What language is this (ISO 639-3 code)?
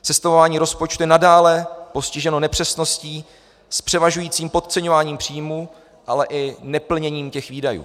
ces